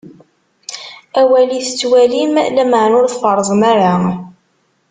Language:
Kabyle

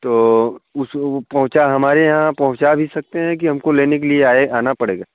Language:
Hindi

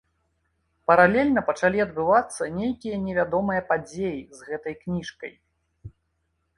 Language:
Belarusian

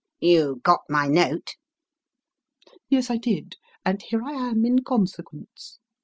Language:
English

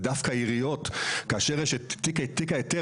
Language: Hebrew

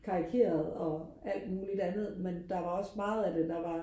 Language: Danish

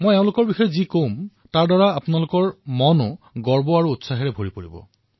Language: Assamese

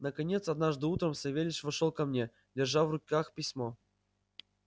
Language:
Russian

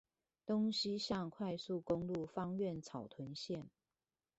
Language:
Chinese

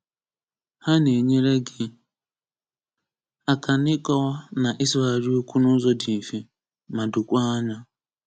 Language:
Igbo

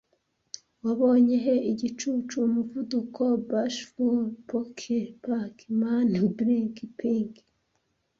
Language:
Kinyarwanda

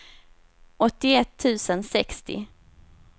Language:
Swedish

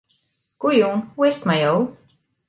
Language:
Western Frisian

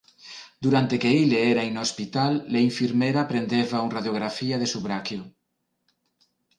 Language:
Interlingua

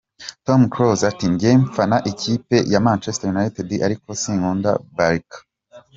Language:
Kinyarwanda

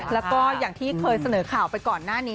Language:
Thai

